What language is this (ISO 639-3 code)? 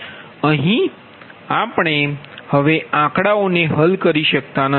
guj